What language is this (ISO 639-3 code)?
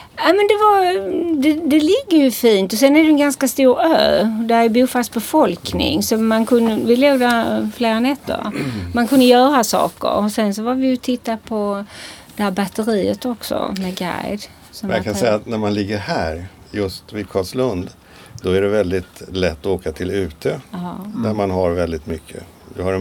swe